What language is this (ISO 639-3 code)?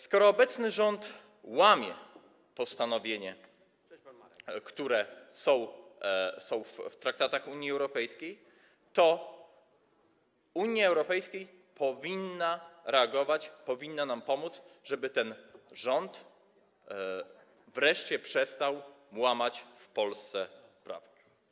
pol